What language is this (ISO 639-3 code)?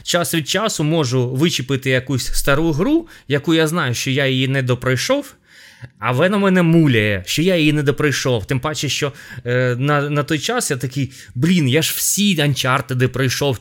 ukr